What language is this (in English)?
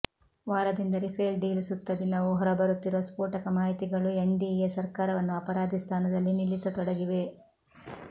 Kannada